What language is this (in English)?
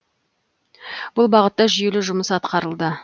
Kazakh